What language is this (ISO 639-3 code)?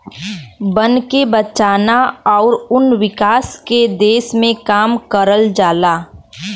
bho